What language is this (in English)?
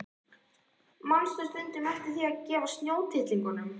Icelandic